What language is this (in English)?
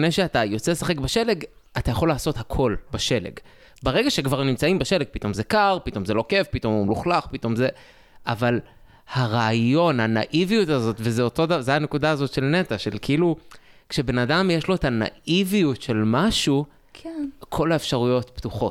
Hebrew